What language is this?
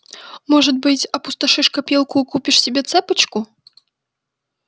Russian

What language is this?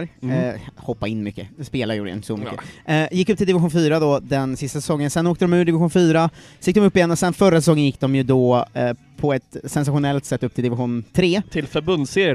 Swedish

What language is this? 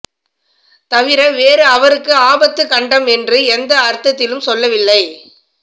Tamil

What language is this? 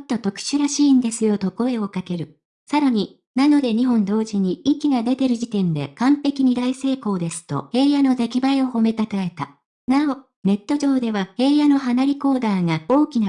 Japanese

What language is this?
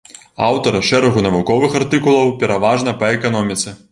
Belarusian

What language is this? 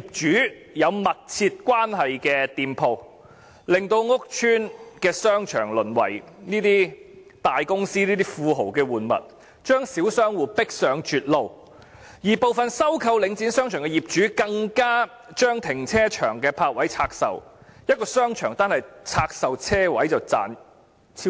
Cantonese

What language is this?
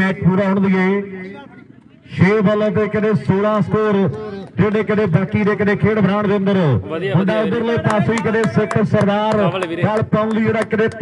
Punjabi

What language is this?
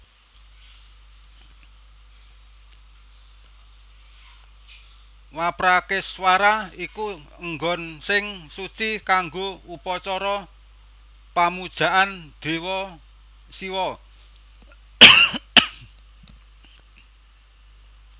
Javanese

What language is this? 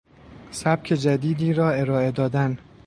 Persian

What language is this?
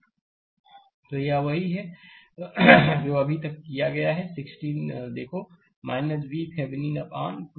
Hindi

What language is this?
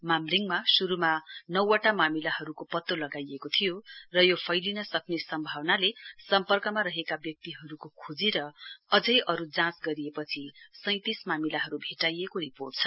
Nepali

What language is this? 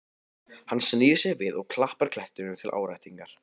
Icelandic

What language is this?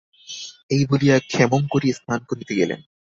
Bangla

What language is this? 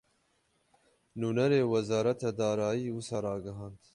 Kurdish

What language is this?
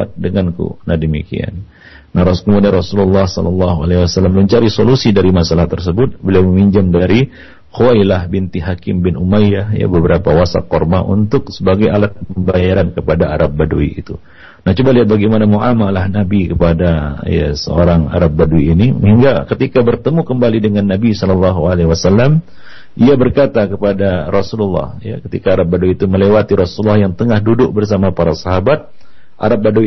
Malay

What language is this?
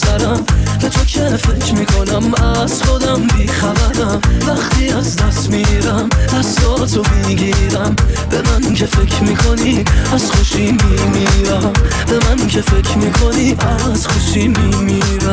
Persian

